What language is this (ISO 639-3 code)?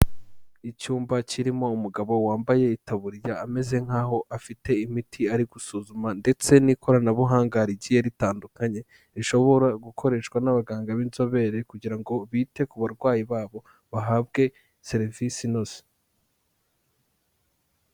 kin